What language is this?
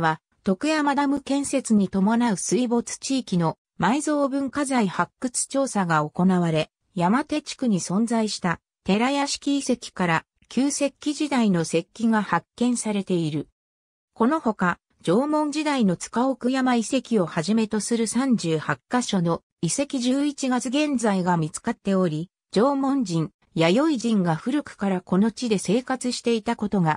Japanese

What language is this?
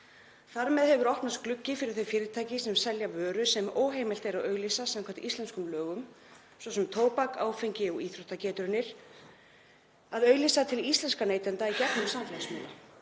Icelandic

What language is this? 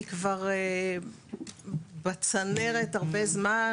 Hebrew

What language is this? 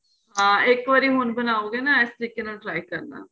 Punjabi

